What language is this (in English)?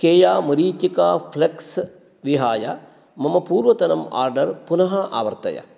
Sanskrit